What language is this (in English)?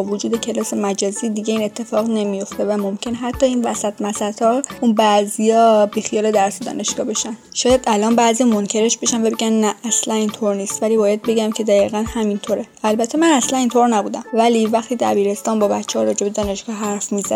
Persian